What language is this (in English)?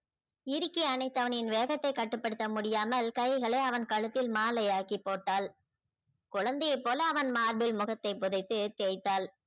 Tamil